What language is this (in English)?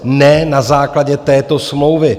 Czech